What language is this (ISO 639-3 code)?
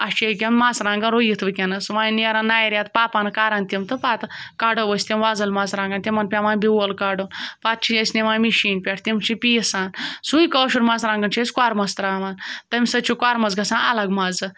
kas